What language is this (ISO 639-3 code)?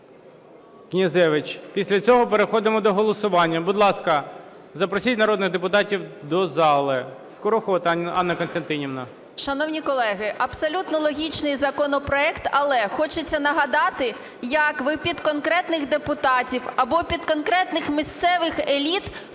ukr